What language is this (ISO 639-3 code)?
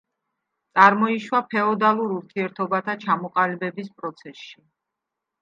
kat